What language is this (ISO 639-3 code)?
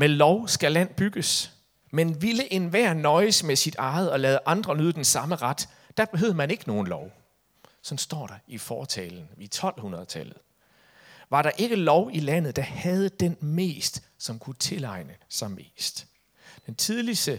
dan